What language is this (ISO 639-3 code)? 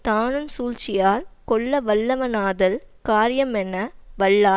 tam